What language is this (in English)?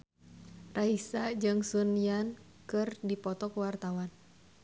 Sundanese